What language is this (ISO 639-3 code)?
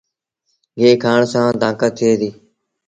sbn